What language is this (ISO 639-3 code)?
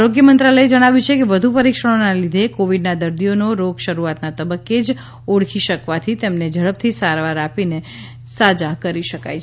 guj